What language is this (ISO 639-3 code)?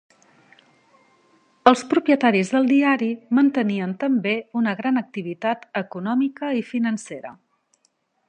cat